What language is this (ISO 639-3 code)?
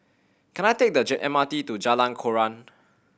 eng